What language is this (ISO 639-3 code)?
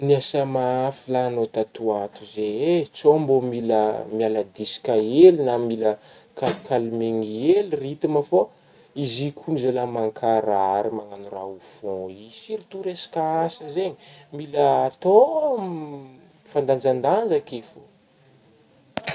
bmm